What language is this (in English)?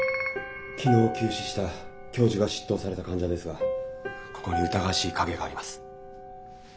Japanese